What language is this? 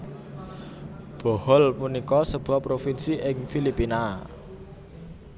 Javanese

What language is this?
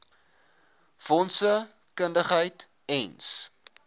Afrikaans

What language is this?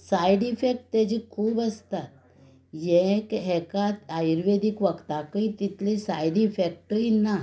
Konkani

